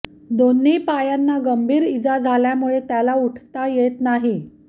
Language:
Marathi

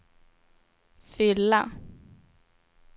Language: Swedish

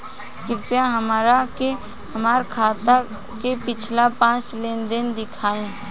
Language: Bhojpuri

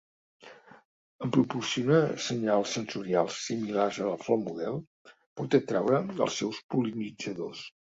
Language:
Catalan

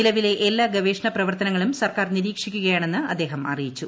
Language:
Malayalam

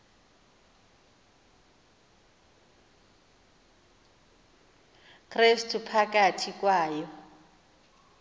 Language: Xhosa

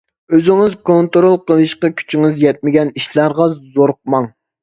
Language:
Uyghur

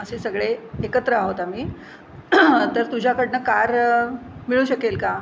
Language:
Marathi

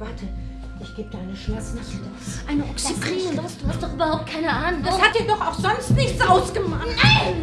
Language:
German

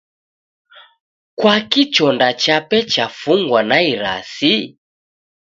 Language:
Taita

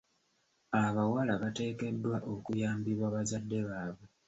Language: Ganda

